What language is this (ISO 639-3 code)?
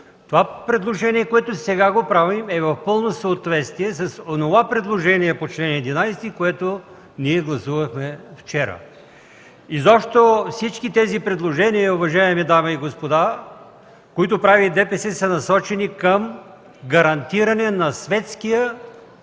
bul